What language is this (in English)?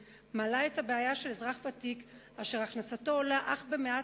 Hebrew